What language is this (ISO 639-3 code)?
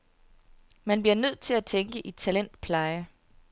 dan